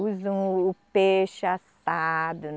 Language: Portuguese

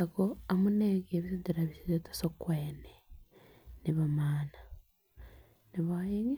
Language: Kalenjin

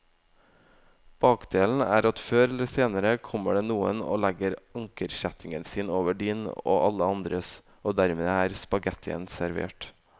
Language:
Norwegian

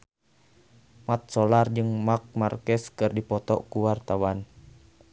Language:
Sundanese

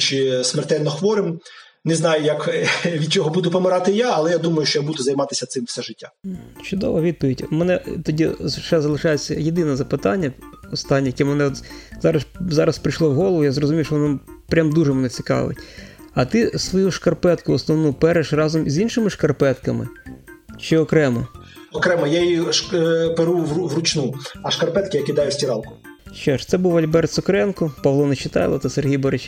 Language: Ukrainian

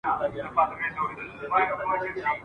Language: Pashto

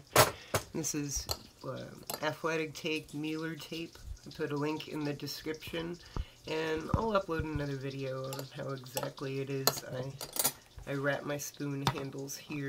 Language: English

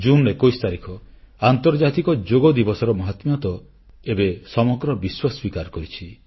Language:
Odia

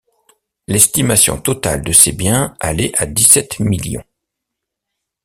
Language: French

